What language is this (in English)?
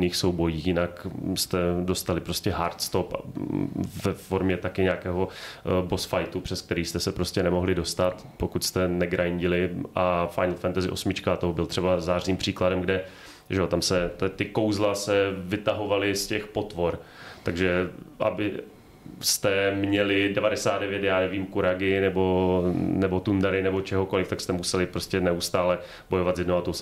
Czech